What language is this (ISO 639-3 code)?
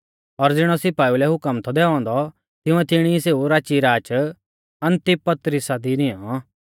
bfz